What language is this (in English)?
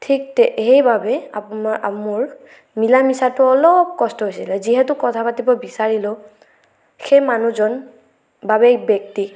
Assamese